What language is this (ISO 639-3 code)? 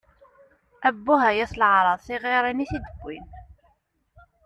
kab